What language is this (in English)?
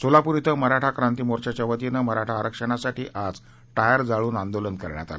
Marathi